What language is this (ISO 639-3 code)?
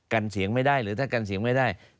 tha